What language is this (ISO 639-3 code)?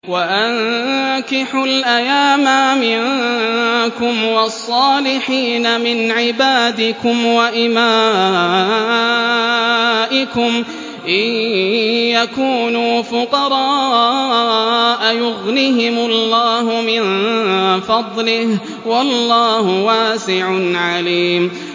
ara